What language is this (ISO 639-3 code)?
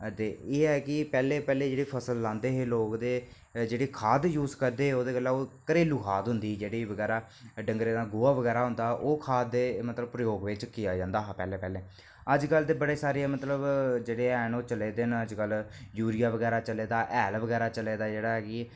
doi